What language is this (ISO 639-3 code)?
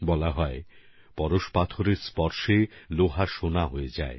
ben